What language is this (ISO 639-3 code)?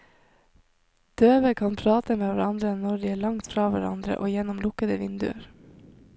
nor